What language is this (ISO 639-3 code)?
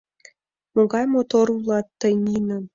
chm